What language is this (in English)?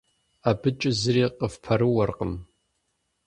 Kabardian